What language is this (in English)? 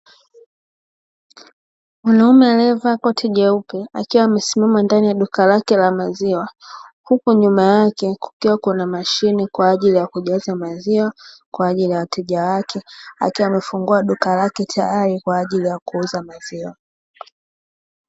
Swahili